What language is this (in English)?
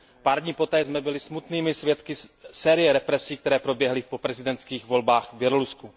Czech